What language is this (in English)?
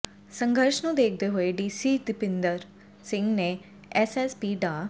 Punjabi